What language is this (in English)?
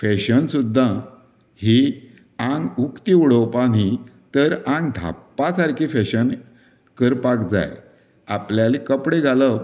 Konkani